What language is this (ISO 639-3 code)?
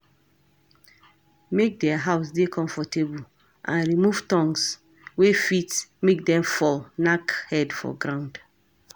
pcm